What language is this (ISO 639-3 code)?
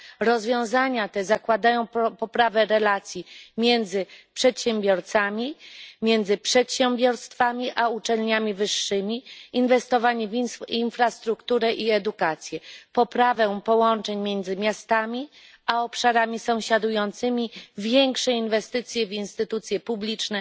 pol